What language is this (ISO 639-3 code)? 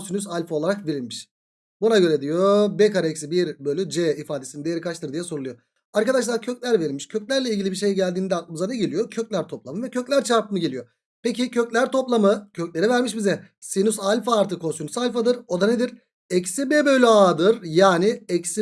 tur